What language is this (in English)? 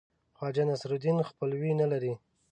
Pashto